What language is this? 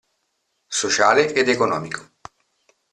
Italian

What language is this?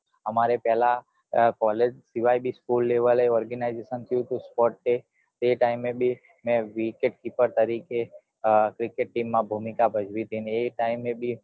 Gujarati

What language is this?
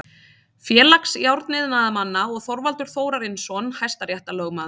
Icelandic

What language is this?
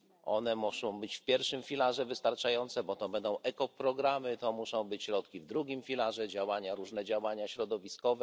Polish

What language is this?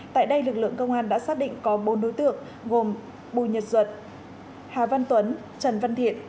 Vietnamese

